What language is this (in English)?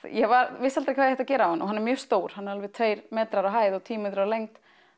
Icelandic